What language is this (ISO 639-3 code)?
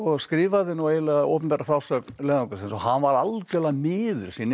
isl